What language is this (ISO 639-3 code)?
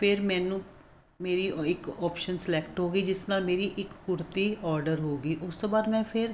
pan